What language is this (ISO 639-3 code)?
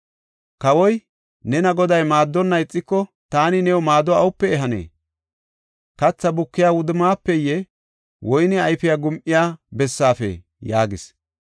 gof